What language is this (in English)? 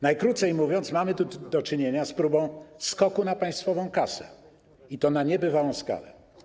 Polish